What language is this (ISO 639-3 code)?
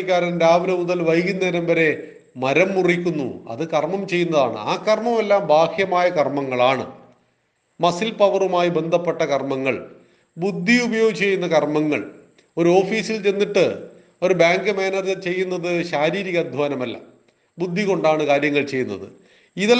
mal